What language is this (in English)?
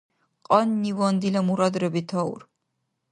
Dargwa